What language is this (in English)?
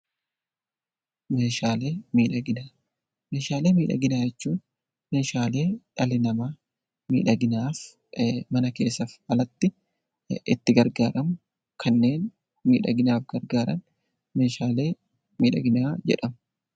Oromo